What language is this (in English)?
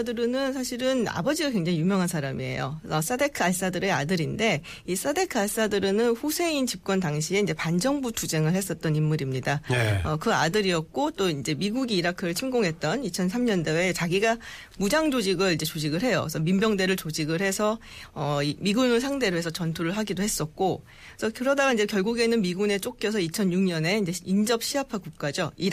Korean